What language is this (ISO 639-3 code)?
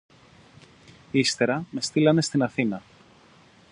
ell